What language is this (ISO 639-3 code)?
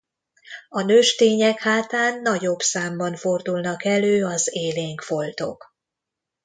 hun